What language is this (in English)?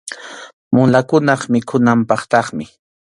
Arequipa-La Unión Quechua